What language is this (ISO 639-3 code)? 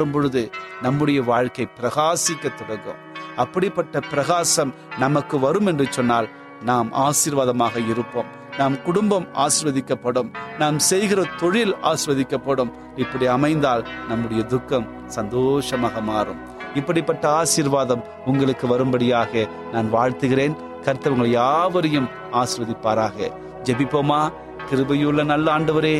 tam